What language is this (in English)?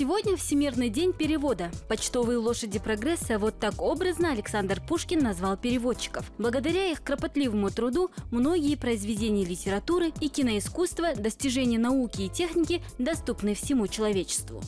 Russian